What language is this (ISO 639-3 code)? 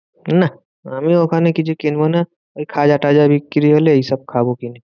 ben